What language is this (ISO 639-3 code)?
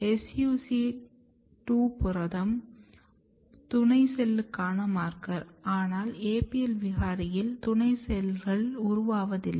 tam